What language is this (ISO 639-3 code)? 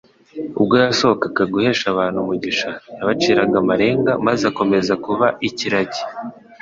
kin